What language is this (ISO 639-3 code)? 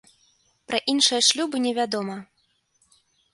bel